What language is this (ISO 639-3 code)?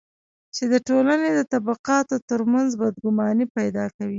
pus